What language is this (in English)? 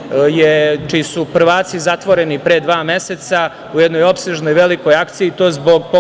Serbian